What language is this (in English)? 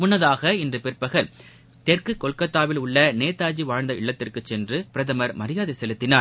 Tamil